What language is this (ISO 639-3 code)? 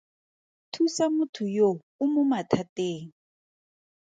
tsn